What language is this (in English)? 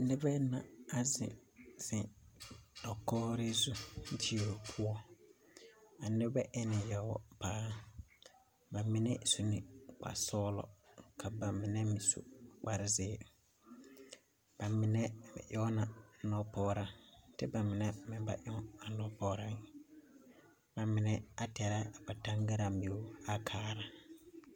Southern Dagaare